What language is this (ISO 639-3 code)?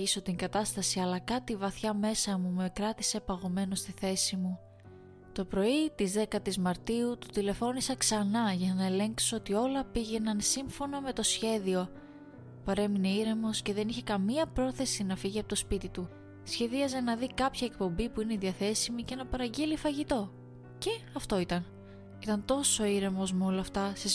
ell